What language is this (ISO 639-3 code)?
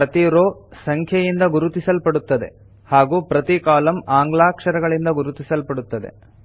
kan